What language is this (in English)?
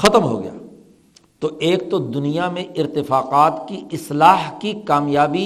Urdu